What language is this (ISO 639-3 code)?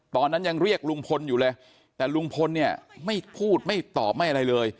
tha